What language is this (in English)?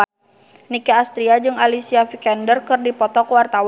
Sundanese